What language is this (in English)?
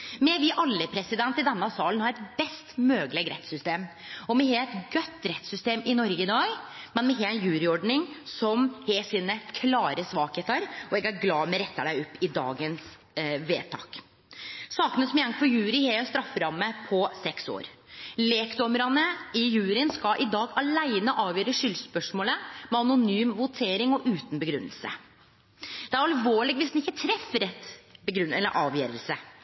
Norwegian Nynorsk